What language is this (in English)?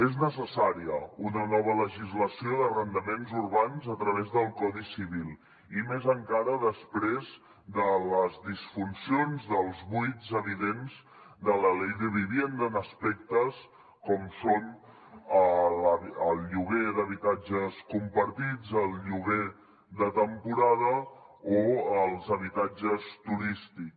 Catalan